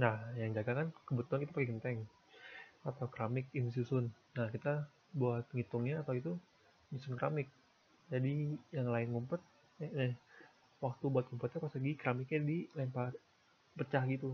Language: Indonesian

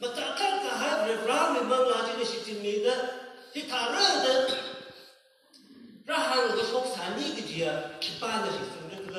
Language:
Arabic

